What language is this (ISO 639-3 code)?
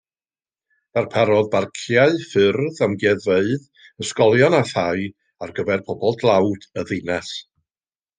cym